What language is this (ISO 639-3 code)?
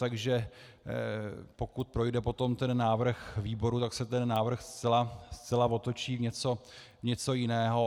ces